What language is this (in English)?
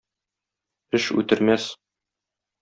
Tatar